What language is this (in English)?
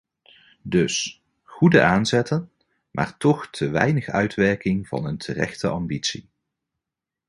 Dutch